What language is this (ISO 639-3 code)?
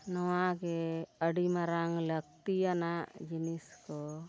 sat